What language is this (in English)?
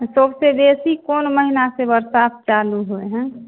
Maithili